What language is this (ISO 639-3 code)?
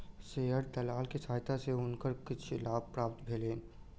mai